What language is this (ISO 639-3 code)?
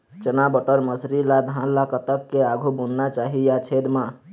hne